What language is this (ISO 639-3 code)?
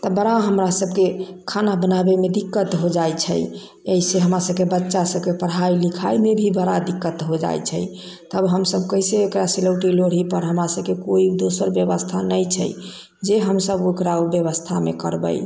mai